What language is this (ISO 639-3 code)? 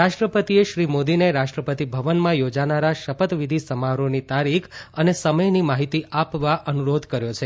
guj